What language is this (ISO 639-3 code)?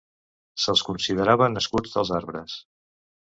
cat